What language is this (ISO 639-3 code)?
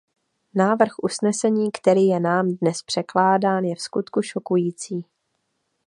ces